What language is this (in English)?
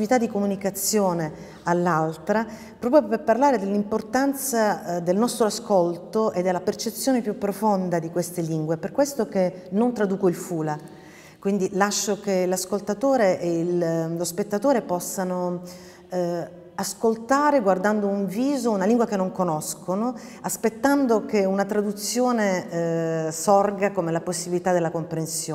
Italian